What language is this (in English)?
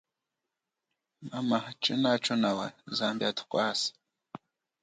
Chokwe